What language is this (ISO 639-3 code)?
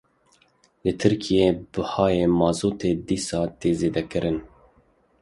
kur